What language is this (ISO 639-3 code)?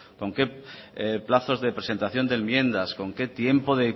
spa